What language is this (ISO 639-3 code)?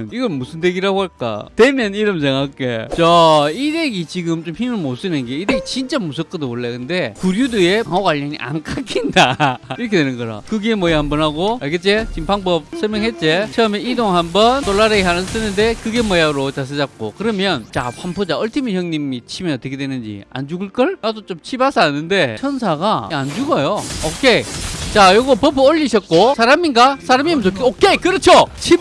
kor